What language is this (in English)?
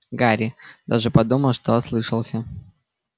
Russian